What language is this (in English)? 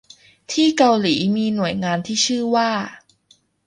Thai